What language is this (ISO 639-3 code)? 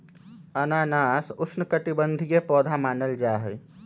mag